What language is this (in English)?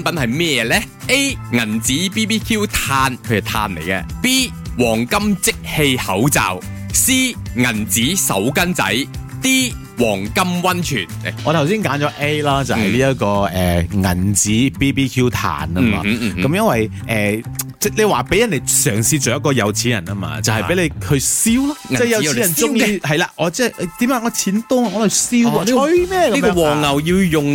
Chinese